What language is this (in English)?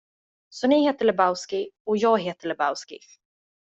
Swedish